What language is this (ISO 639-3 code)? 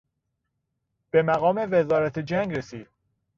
fas